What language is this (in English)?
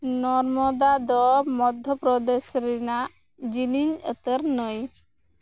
Santali